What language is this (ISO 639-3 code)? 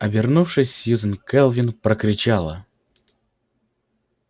rus